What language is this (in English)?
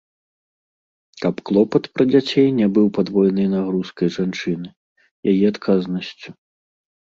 Belarusian